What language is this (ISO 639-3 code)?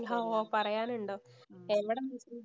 mal